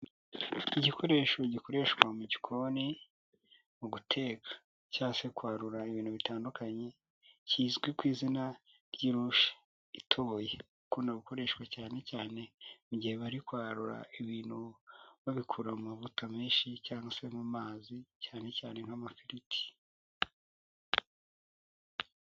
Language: Kinyarwanda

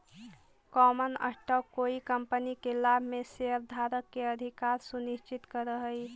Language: Magahi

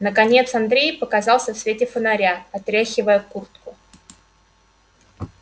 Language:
Russian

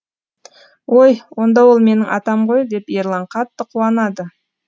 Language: Kazakh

